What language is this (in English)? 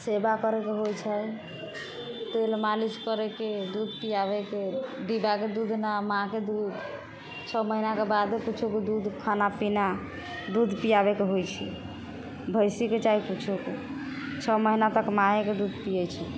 Maithili